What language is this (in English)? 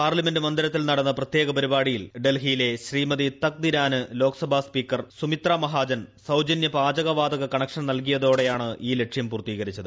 Malayalam